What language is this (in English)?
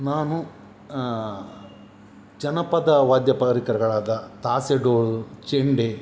Kannada